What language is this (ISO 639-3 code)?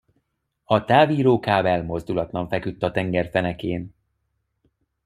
hun